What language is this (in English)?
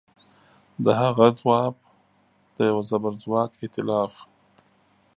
Pashto